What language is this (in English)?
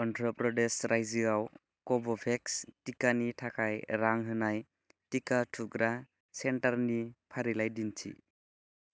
Bodo